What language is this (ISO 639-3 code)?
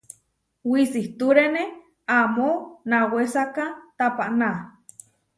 var